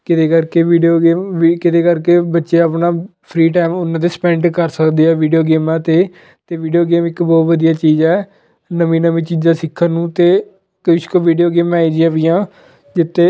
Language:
Punjabi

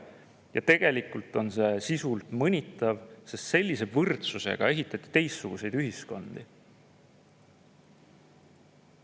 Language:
Estonian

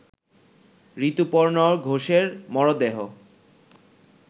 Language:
Bangla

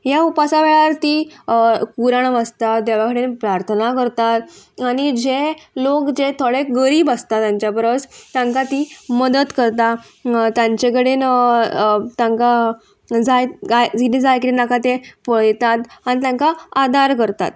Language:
Konkani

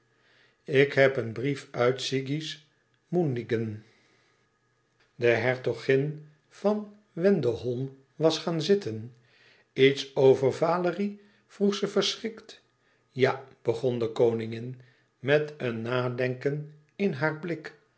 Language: Dutch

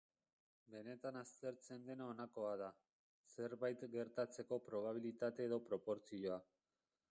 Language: Basque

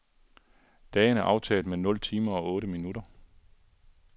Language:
Danish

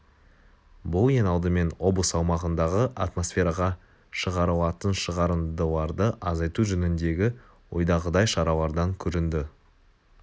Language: Kazakh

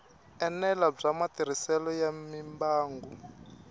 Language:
Tsonga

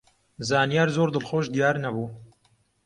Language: Central Kurdish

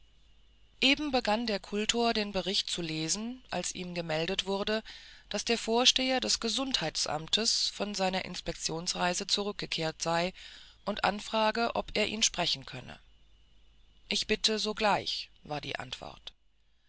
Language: German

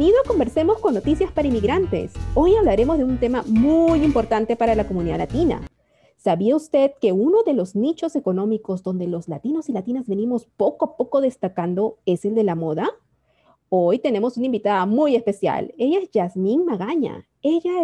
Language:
Spanish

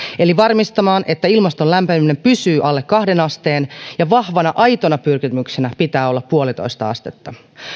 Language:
Finnish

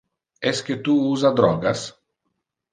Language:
Interlingua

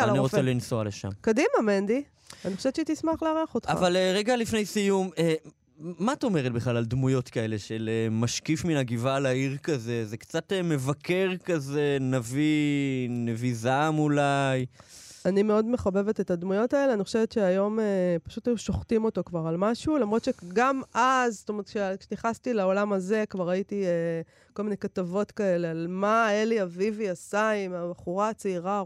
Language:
Hebrew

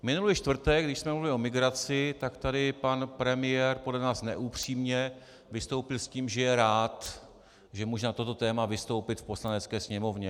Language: Czech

